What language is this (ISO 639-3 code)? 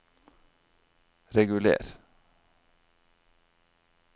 nor